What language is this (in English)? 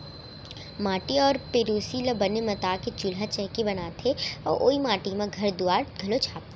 Chhattisgarhi